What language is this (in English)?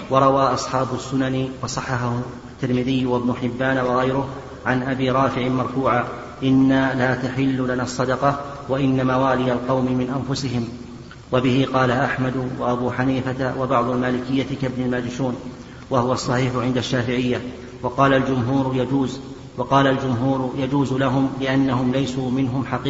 Arabic